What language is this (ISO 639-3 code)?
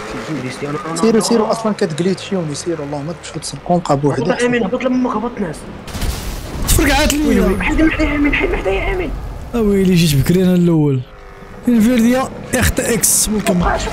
ara